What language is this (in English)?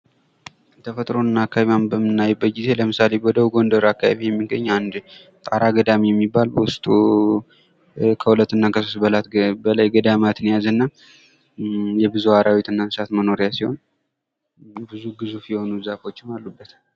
Amharic